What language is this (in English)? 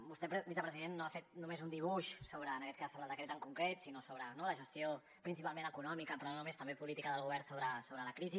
Catalan